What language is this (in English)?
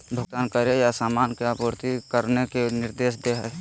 Magahi